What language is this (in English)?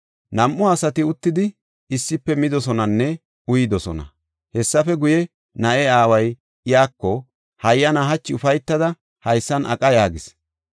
Gofa